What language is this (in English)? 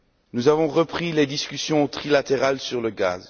French